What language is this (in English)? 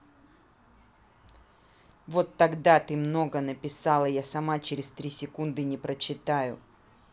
Russian